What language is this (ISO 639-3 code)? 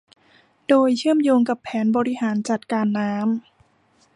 tha